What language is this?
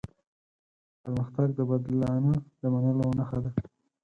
Pashto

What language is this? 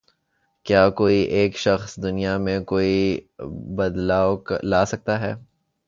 Urdu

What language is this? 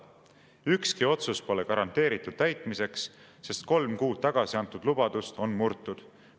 Estonian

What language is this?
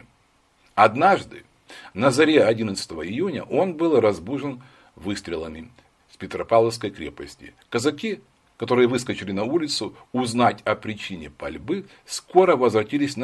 Russian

